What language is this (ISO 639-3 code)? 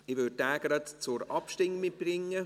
gsw